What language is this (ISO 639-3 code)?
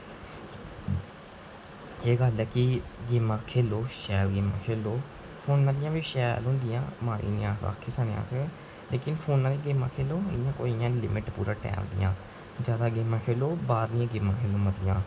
doi